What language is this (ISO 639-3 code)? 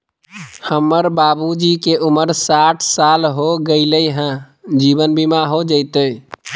mag